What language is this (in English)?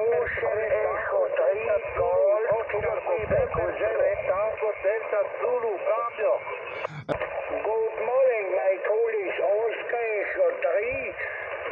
Italian